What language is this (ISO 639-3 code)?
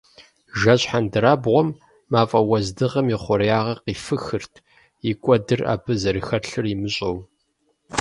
kbd